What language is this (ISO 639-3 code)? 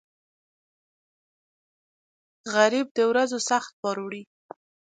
pus